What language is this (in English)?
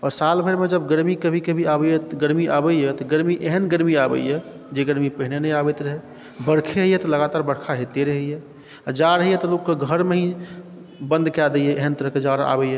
Maithili